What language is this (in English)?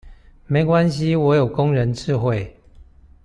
Chinese